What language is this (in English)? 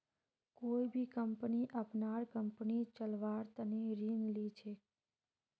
Magahi